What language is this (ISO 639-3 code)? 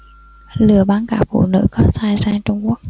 vie